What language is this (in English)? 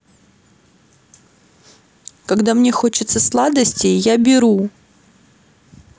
Russian